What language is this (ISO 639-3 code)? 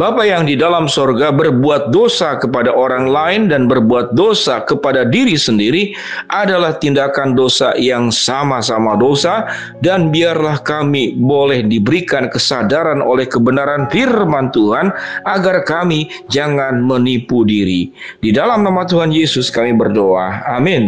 ind